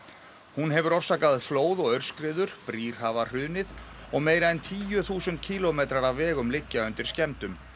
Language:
Icelandic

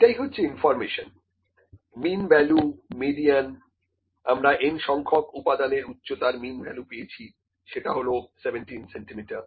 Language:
Bangla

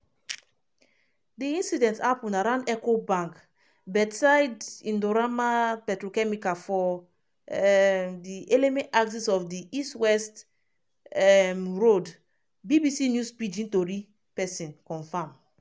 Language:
Nigerian Pidgin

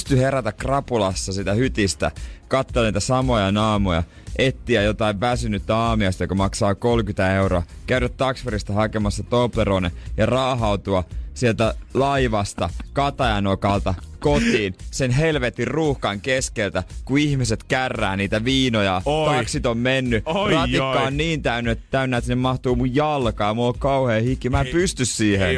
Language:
Finnish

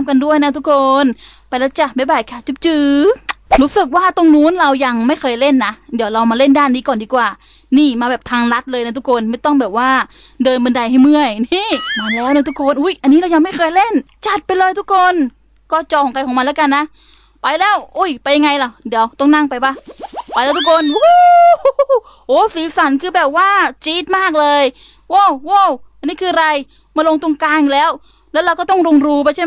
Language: Thai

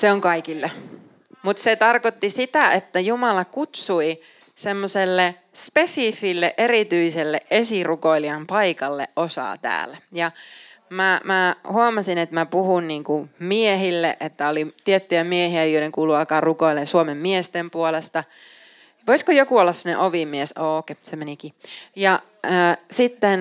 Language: Finnish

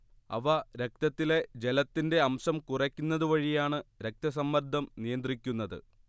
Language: Malayalam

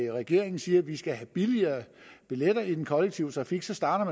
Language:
Danish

